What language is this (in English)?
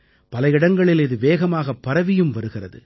Tamil